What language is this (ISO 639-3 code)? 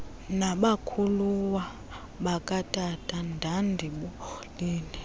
xho